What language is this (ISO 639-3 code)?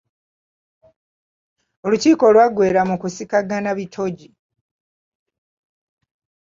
lug